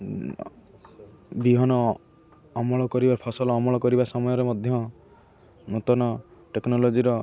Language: Odia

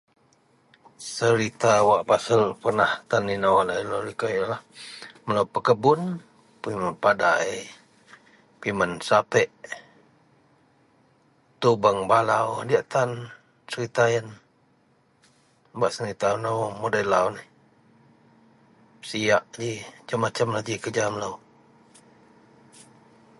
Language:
Central Melanau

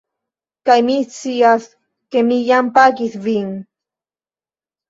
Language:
Esperanto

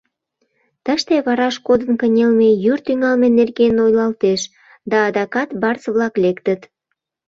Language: Mari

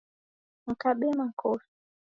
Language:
Taita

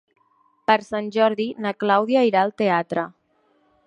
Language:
Catalan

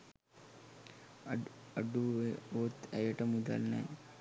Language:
Sinhala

